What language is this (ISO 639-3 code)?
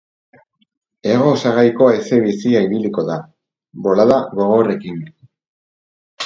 eus